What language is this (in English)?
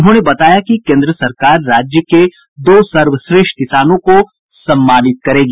Hindi